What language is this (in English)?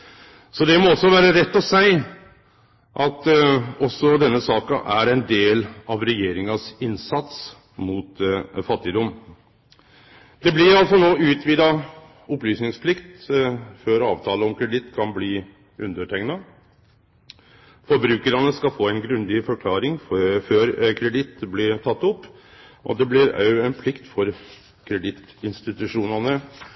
Norwegian Nynorsk